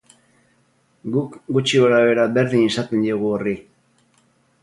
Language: Basque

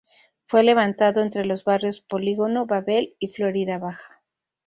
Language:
Spanish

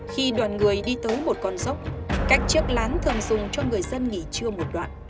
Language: Vietnamese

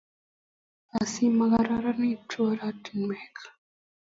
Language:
Kalenjin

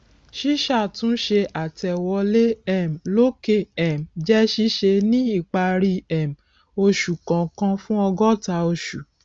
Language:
Yoruba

